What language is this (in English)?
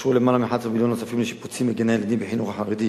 Hebrew